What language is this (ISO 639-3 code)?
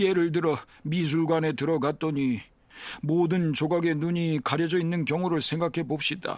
kor